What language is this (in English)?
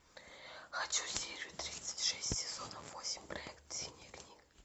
Russian